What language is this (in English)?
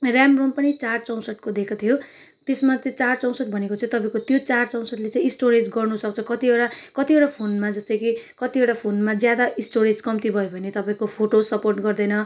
Nepali